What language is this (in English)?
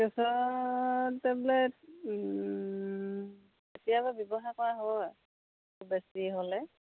Assamese